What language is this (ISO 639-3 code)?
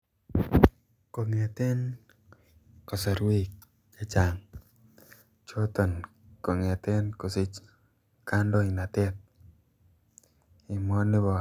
kln